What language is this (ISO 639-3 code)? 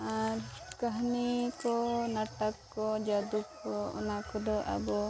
sat